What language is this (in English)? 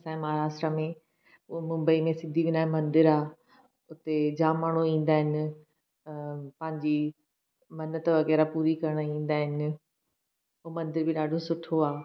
Sindhi